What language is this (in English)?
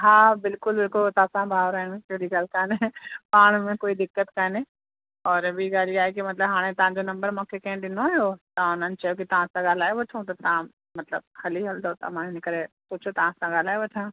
Sindhi